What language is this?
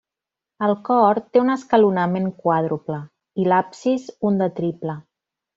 Catalan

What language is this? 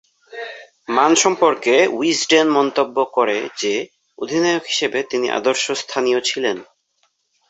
Bangla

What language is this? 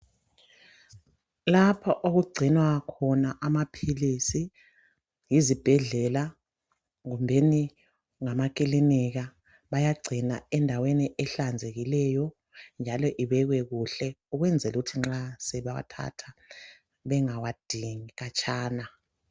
North Ndebele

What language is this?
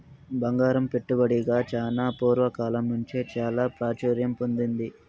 Telugu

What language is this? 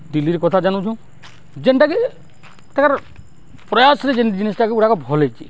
Odia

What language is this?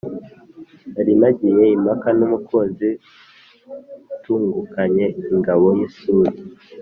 Kinyarwanda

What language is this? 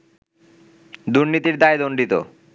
Bangla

